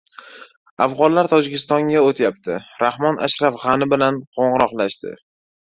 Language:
Uzbek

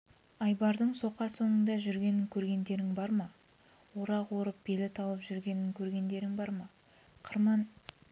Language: Kazakh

